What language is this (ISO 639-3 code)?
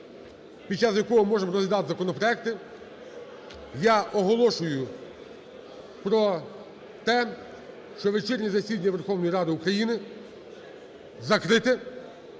ukr